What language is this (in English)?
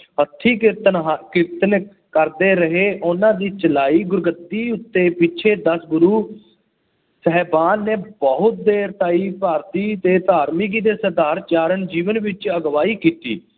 Punjabi